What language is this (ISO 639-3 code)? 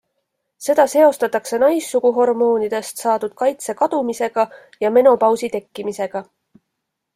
est